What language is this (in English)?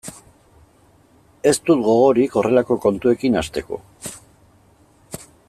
Basque